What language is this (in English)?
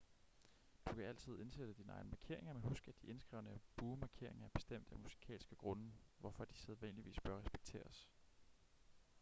Danish